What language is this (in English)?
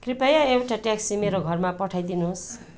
Nepali